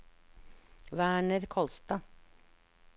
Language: Norwegian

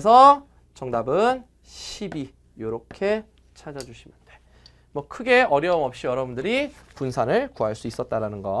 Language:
Korean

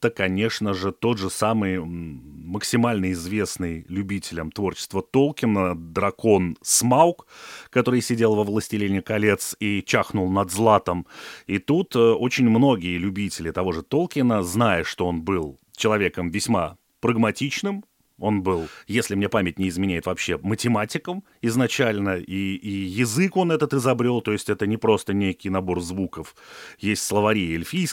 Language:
Russian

